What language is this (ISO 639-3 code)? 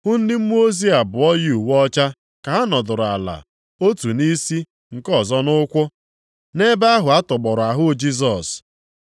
ibo